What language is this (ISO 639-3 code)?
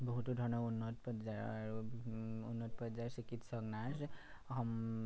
asm